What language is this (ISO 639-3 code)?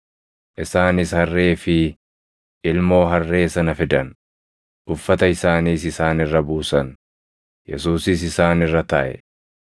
orm